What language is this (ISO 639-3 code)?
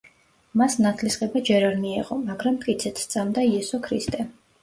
kat